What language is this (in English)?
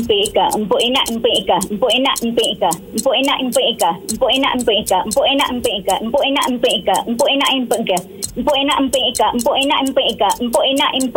Malay